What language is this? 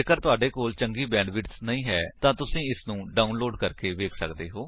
Punjabi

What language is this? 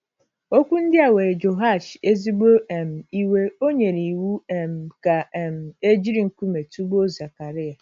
Igbo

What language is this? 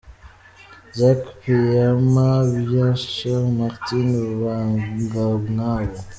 Kinyarwanda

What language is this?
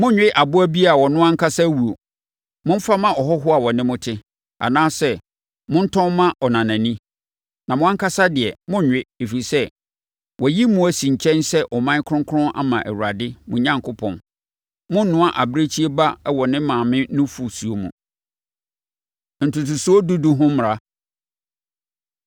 Akan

